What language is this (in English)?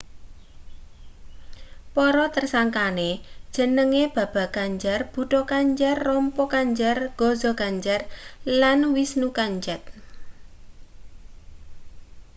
Javanese